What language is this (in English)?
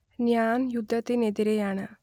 Malayalam